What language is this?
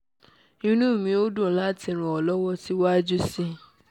Yoruba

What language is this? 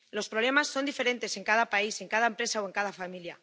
Spanish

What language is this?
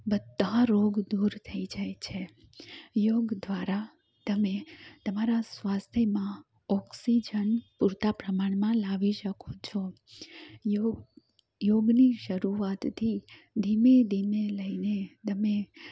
Gujarati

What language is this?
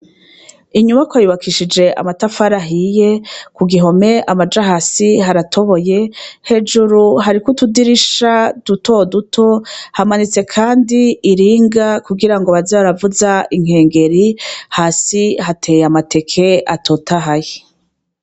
Rundi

